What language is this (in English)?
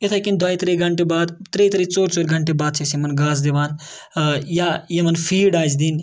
Kashmiri